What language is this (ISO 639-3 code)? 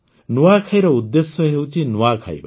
ori